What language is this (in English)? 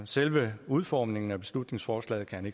Danish